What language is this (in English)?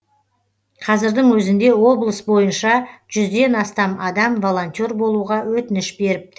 Kazakh